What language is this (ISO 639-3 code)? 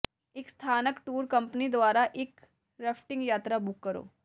pan